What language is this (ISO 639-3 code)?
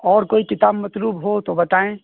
urd